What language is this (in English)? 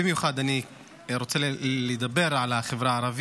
Hebrew